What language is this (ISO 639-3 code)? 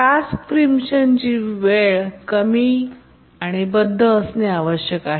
mar